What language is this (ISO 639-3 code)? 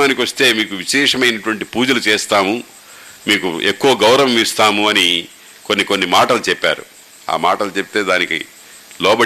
tel